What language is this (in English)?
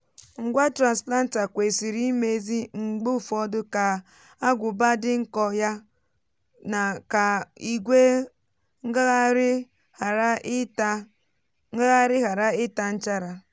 Igbo